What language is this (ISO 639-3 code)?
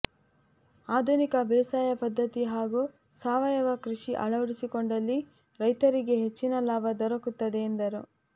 kan